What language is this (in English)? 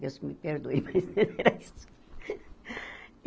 Portuguese